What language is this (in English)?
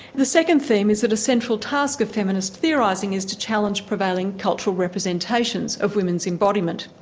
English